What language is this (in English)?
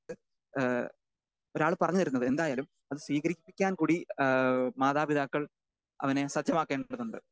Malayalam